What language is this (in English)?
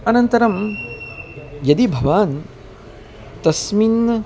Sanskrit